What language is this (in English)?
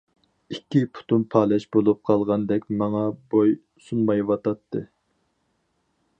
Uyghur